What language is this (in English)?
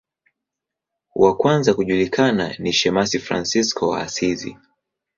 Swahili